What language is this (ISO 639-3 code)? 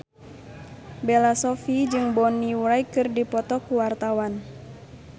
sun